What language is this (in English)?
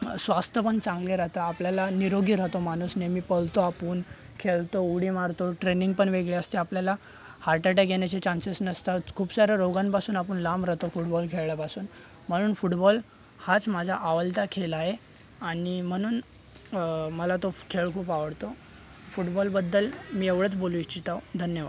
Marathi